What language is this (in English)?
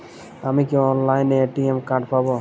Bangla